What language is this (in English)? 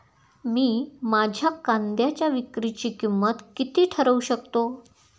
Marathi